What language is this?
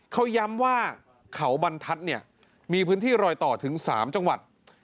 Thai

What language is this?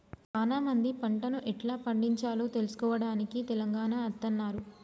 Telugu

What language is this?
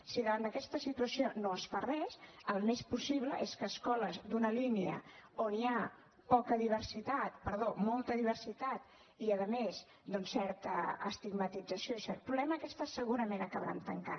Catalan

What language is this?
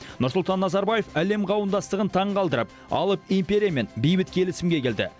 Kazakh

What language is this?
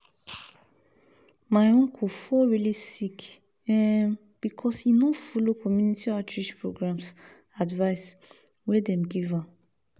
Nigerian Pidgin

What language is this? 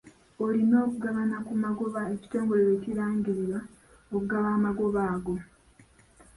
Ganda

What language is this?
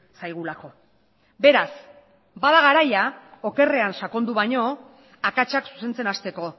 Basque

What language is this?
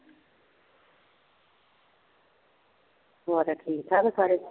Punjabi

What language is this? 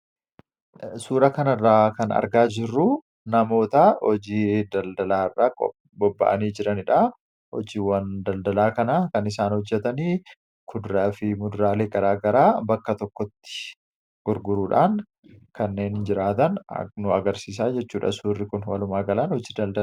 Oromo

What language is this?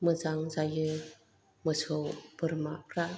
Bodo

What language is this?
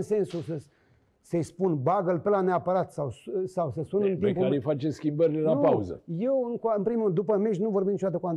Romanian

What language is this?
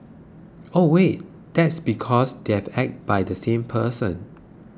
English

